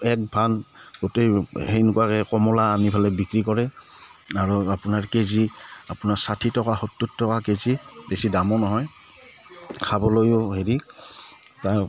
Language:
Assamese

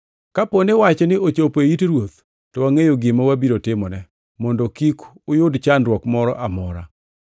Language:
Luo (Kenya and Tanzania)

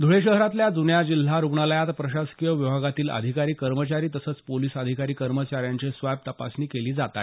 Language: Marathi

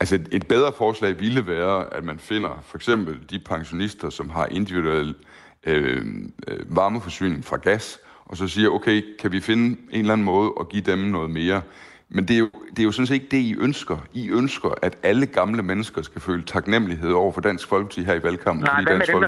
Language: Danish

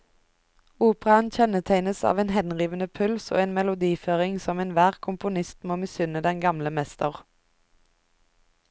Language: Norwegian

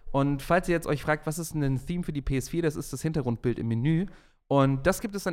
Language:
German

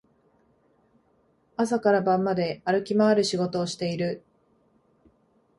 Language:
Japanese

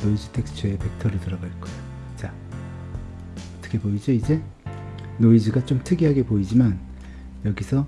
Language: Korean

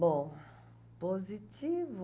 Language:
Portuguese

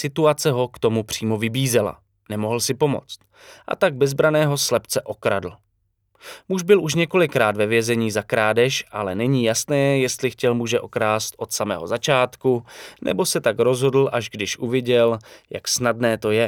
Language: Czech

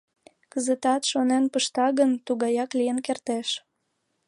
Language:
Mari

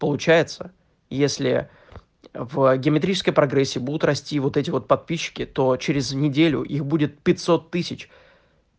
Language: Russian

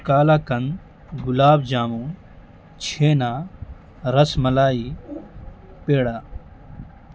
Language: Urdu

